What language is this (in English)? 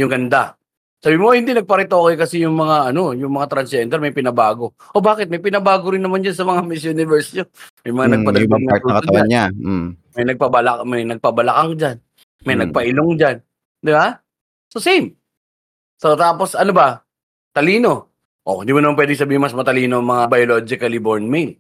Filipino